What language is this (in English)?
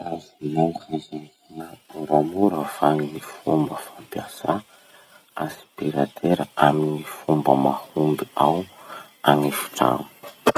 Masikoro Malagasy